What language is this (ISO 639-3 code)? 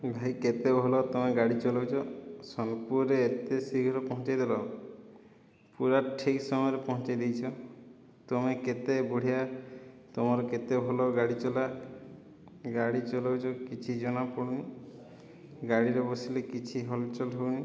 ori